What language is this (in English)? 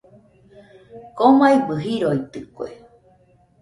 Nüpode Huitoto